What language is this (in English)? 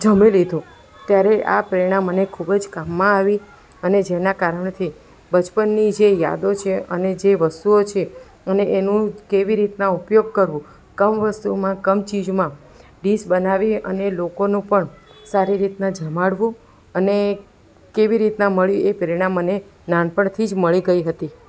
Gujarati